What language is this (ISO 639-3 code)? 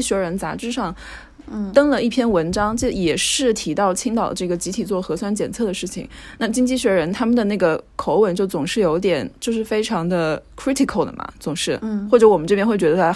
zho